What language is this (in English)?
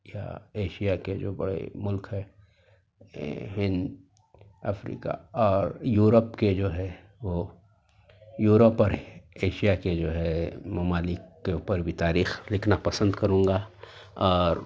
Urdu